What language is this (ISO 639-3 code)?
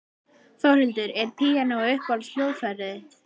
isl